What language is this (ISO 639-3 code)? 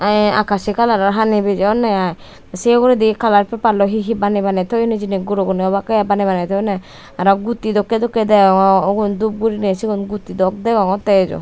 ccp